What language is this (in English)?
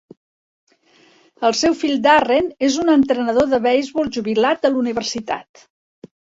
Catalan